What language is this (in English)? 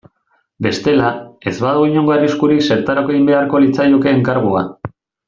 Basque